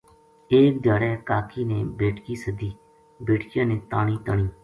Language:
Gujari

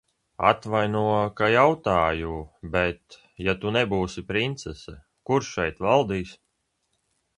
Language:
Latvian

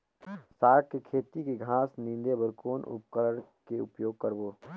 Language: Chhattisgarhi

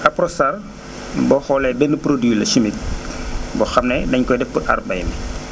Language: Wolof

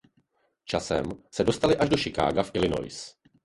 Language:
Czech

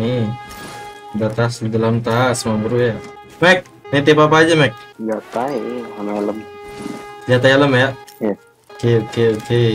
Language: Indonesian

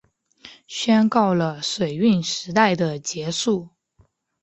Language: Chinese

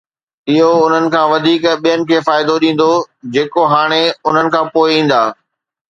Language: Sindhi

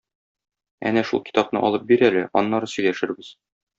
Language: Tatar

